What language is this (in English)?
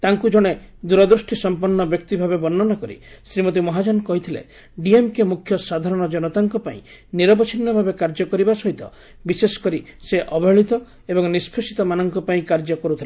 Odia